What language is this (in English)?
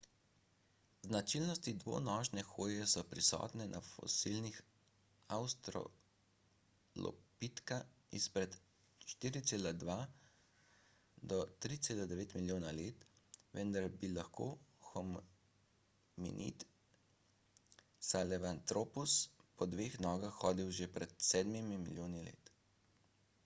Slovenian